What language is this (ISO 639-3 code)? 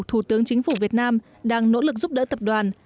vie